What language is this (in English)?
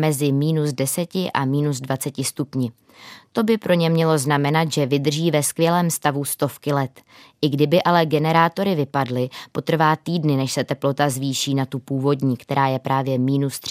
Czech